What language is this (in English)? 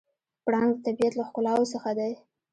Pashto